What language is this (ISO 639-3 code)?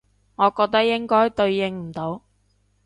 yue